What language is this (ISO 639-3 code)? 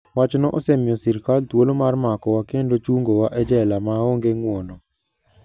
luo